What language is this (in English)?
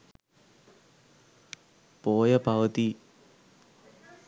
Sinhala